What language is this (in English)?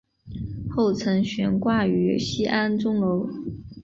Chinese